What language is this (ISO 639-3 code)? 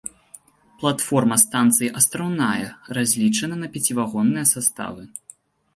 bel